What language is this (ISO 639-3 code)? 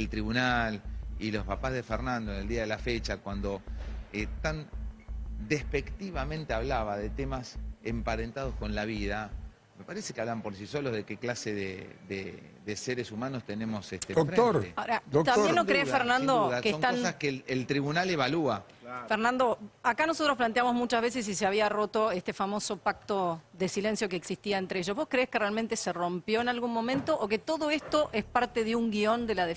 spa